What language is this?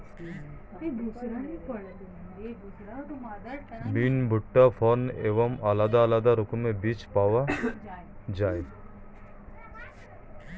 Bangla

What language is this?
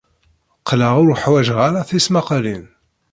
Kabyle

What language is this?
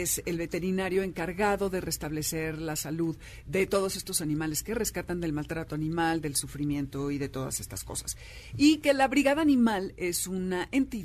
Spanish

